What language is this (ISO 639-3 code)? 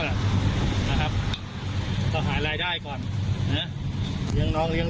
tha